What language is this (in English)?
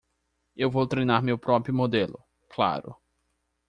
Portuguese